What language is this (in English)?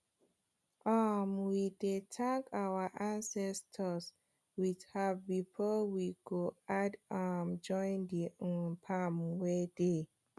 Nigerian Pidgin